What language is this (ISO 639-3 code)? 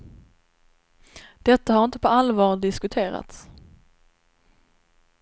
swe